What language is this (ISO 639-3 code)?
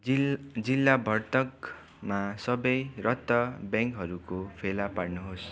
nep